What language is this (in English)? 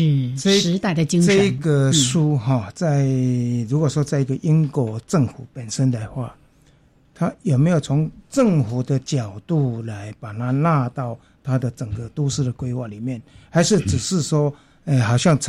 Chinese